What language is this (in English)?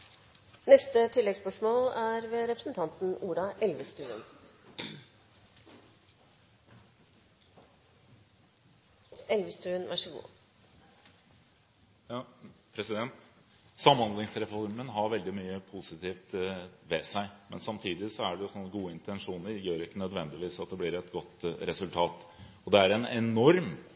Norwegian